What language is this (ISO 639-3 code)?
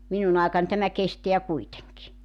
fin